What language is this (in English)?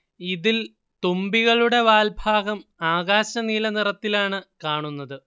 Malayalam